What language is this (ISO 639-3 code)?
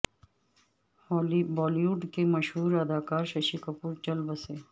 urd